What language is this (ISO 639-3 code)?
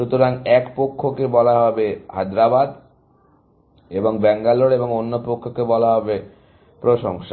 ben